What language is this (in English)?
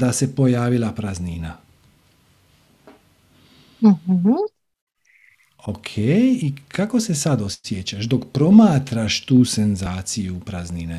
Croatian